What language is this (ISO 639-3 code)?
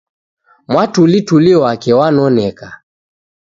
dav